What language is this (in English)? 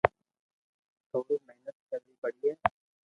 Loarki